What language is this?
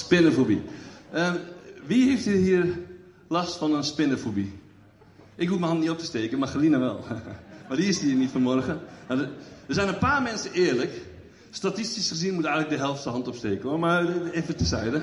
Dutch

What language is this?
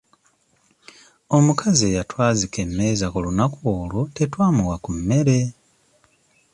Ganda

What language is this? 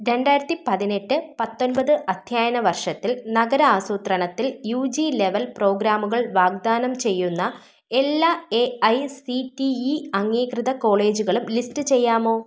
Malayalam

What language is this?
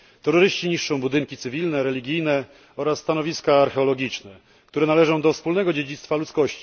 Polish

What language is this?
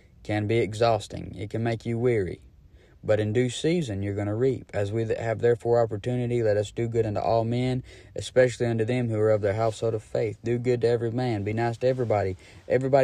English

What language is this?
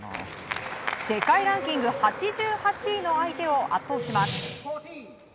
Japanese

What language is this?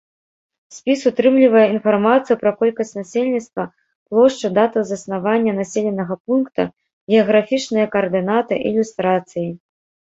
Belarusian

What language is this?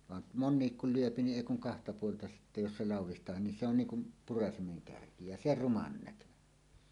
Finnish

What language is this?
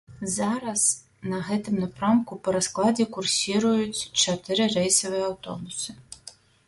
Belarusian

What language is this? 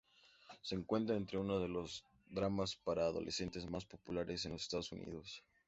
Spanish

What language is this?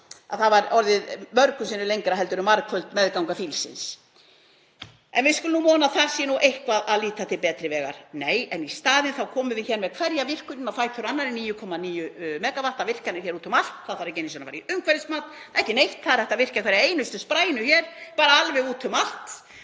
Icelandic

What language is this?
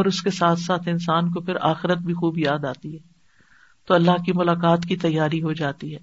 Urdu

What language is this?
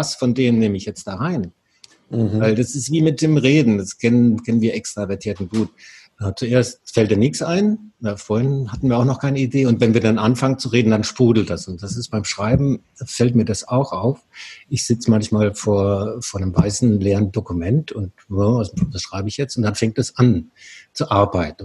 German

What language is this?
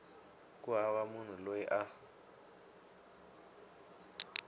Tsonga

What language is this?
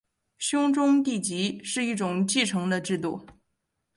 Chinese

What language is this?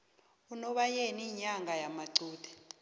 South Ndebele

